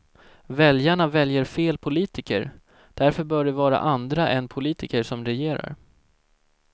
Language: Swedish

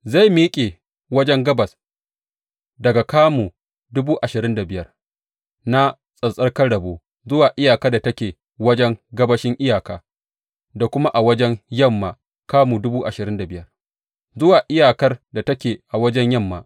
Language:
Hausa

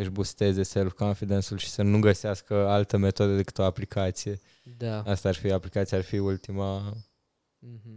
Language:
Romanian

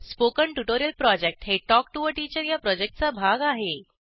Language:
Marathi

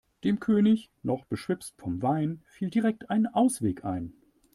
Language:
German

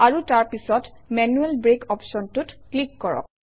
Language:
Assamese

